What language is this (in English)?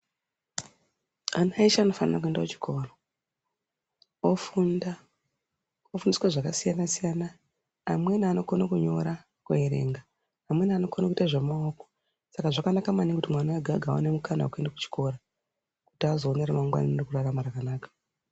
Ndau